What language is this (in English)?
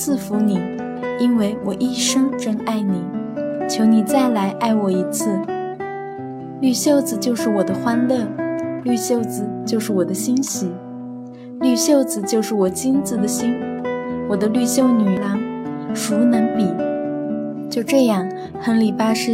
Chinese